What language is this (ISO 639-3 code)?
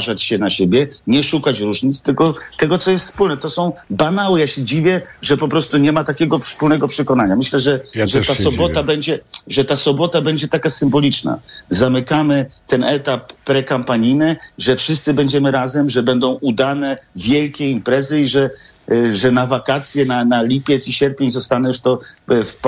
pol